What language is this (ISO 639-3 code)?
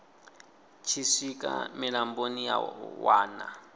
ven